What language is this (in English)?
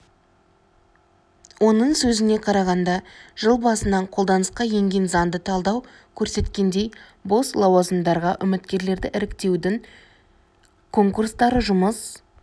Kazakh